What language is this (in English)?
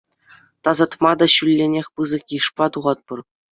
Chuvash